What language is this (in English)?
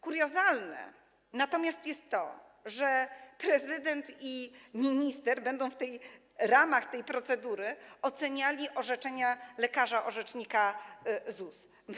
Polish